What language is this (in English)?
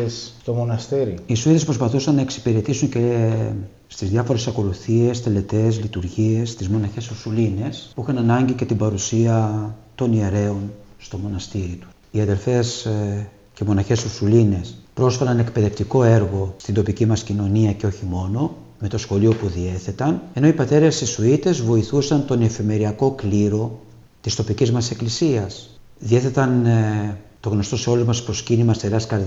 Greek